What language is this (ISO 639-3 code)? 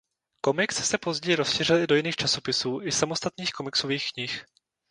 ces